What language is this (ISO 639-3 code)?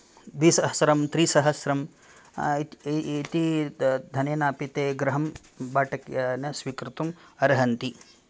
san